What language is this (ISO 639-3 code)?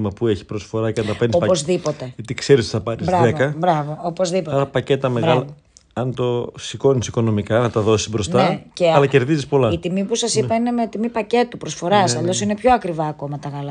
ell